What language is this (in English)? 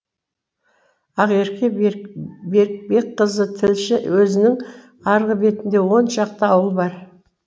Kazakh